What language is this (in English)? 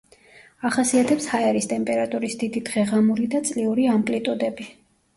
Georgian